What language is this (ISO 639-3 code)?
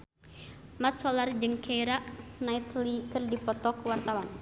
sun